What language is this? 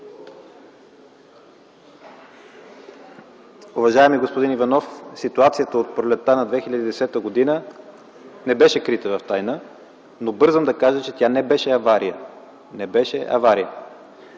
Bulgarian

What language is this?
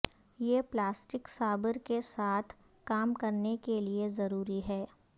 Urdu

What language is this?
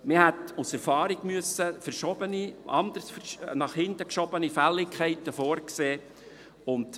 Swiss German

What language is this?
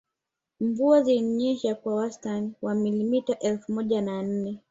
Swahili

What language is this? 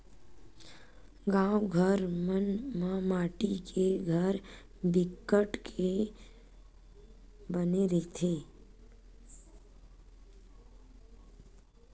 Chhattisgarhi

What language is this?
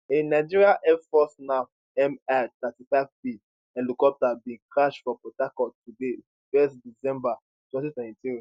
Nigerian Pidgin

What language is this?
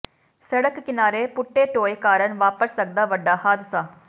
Punjabi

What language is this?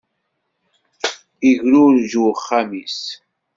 Kabyle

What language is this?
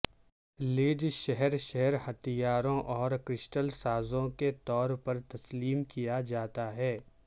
Urdu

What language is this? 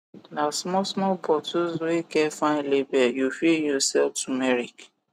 Nigerian Pidgin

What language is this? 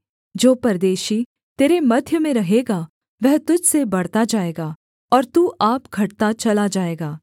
Hindi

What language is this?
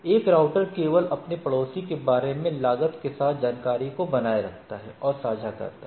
Hindi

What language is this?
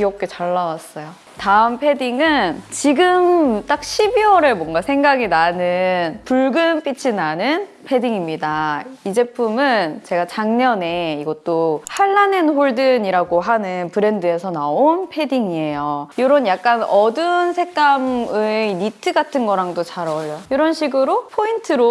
Korean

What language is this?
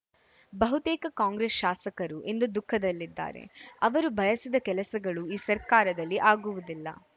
Kannada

